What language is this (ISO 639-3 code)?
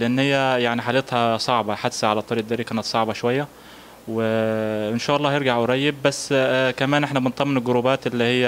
ara